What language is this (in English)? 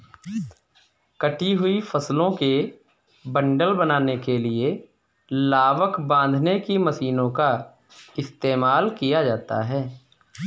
Hindi